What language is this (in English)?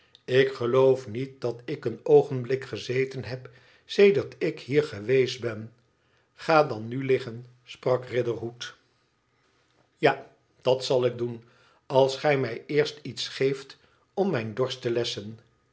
Dutch